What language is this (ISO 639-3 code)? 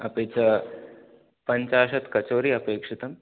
san